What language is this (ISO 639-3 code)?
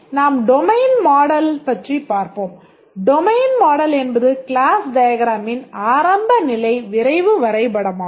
tam